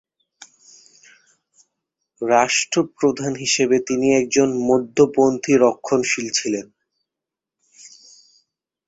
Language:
Bangla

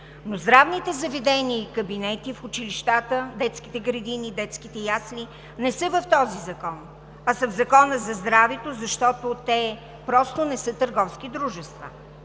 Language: Bulgarian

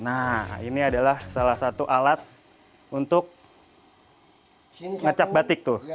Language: Indonesian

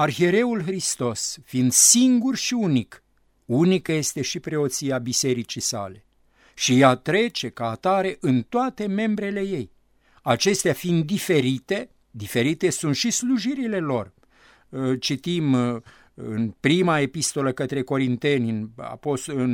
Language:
Romanian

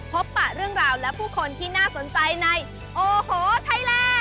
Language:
Thai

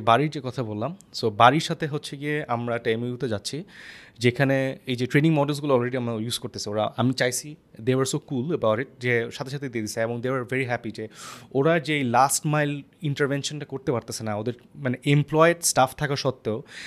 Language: Bangla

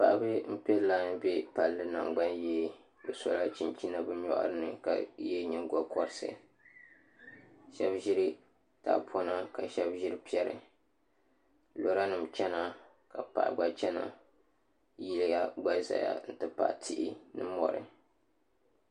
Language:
Dagbani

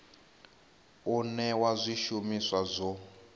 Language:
Venda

